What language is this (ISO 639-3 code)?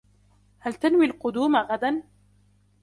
ara